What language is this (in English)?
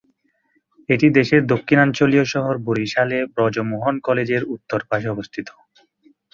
Bangla